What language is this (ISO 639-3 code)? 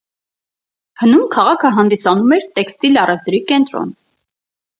hye